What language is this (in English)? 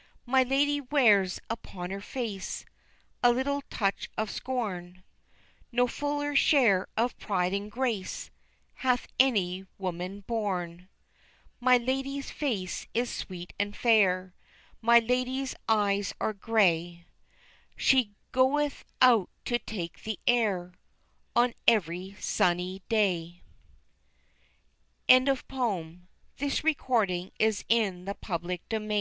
English